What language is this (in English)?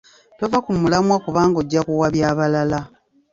Ganda